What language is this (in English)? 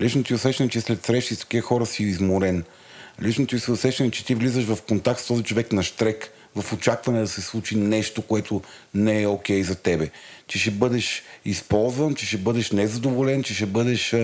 Bulgarian